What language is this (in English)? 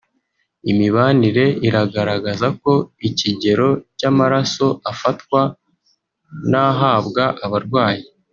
Kinyarwanda